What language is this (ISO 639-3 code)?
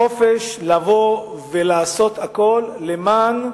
heb